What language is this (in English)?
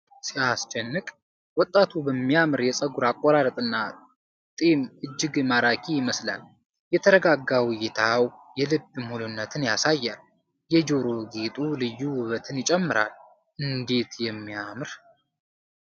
Amharic